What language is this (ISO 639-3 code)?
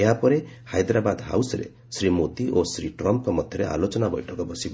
ori